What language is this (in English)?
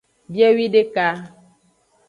Aja (Benin)